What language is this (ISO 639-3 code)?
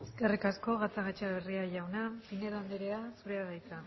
eus